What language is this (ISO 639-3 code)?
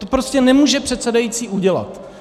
ces